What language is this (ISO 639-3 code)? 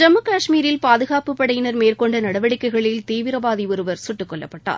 tam